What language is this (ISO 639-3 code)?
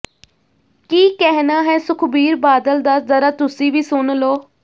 pan